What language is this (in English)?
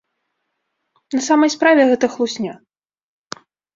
Belarusian